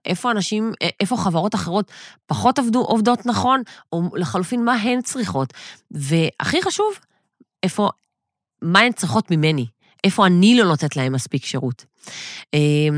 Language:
Hebrew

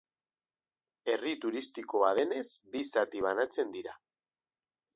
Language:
Basque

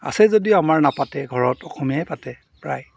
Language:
Assamese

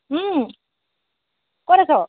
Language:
Assamese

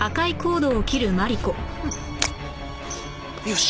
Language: Japanese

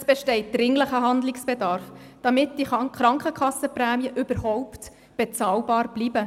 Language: Swiss German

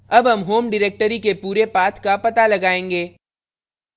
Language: Hindi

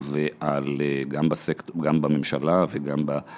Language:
Hebrew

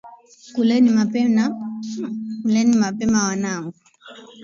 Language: Swahili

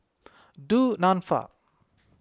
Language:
English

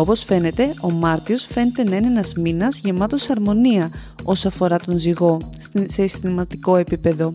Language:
Greek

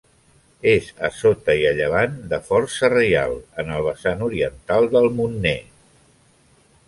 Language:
Catalan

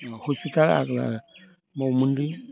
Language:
Bodo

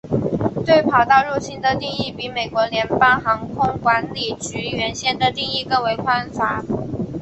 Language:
Chinese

